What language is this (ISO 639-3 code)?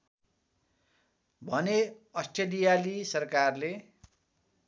nep